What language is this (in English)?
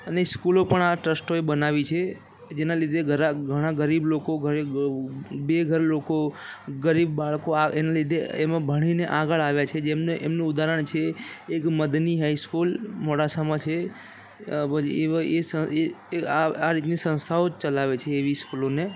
Gujarati